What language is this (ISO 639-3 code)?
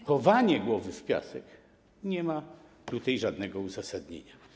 pol